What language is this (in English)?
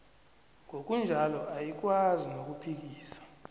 South Ndebele